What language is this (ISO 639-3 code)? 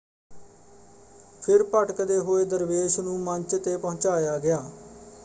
pan